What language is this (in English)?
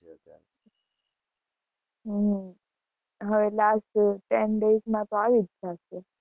Gujarati